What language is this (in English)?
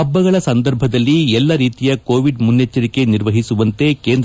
Kannada